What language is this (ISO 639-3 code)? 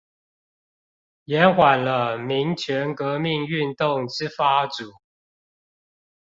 zho